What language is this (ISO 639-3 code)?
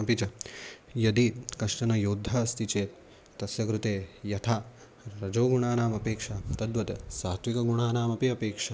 san